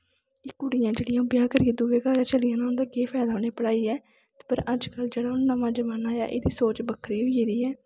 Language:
Dogri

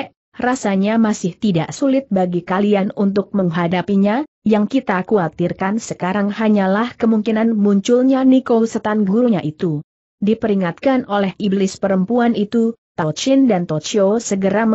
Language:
Indonesian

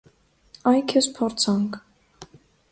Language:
Armenian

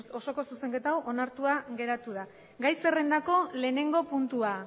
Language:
Basque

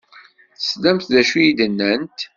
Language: Kabyle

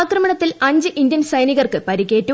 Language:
Malayalam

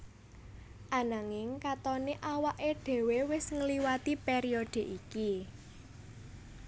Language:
Javanese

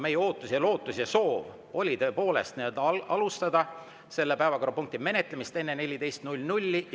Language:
Estonian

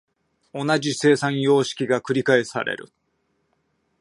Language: Japanese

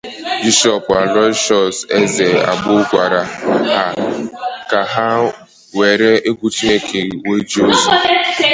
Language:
Igbo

